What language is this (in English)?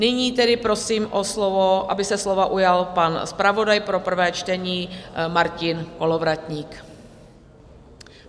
Czech